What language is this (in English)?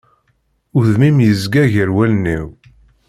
Kabyle